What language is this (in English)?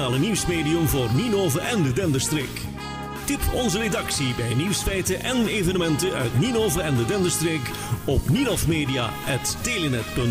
Dutch